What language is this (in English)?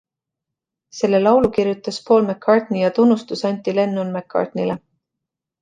Estonian